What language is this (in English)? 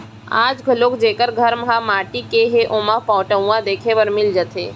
Chhattisgarhi